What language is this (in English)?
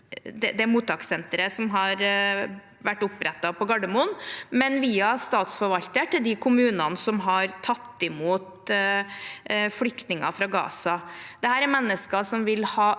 Norwegian